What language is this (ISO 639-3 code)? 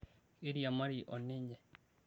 mas